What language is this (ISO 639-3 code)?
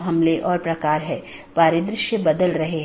hin